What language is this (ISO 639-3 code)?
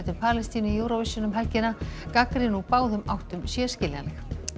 isl